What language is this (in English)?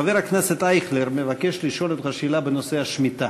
Hebrew